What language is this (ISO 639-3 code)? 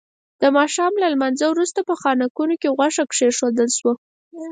pus